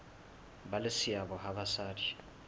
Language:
Southern Sotho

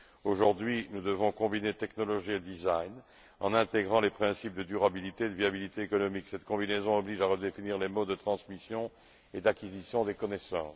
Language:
French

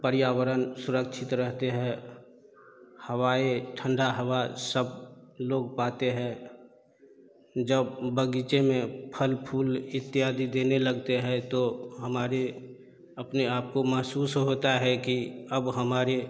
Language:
Hindi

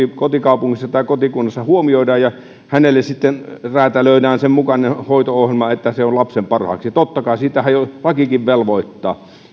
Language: Finnish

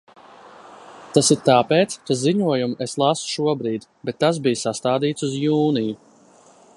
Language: Latvian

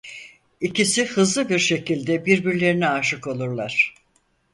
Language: Turkish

